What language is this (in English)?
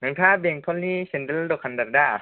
Bodo